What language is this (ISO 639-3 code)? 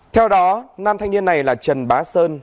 vie